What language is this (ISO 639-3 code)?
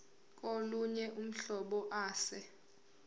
zul